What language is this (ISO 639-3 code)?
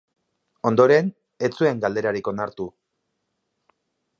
eus